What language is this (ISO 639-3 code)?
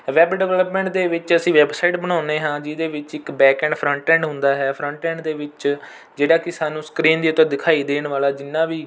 pan